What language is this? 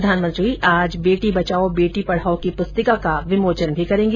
Hindi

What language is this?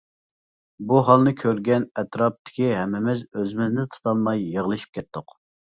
Uyghur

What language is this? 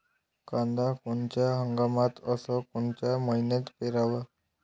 Marathi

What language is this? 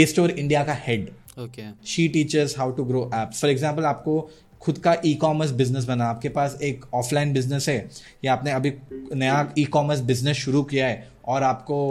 Hindi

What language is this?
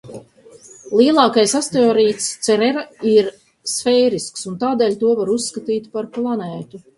Latvian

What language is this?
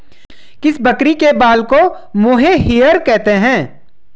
Hindi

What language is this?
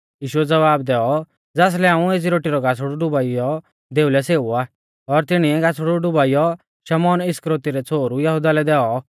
Mahasu Pahari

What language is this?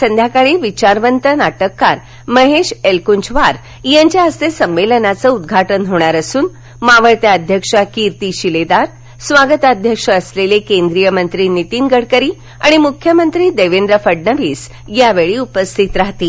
Marathi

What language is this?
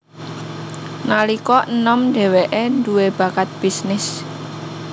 Javanese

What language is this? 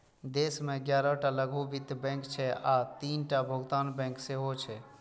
Maithili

